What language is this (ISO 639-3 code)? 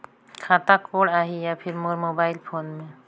hne